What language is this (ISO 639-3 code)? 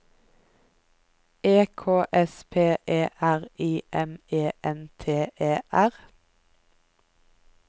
nor